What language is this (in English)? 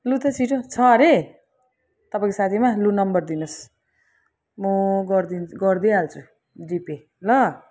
Nepali